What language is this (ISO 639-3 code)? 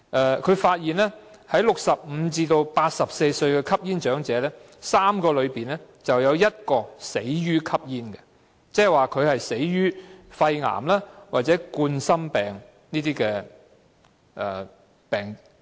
yue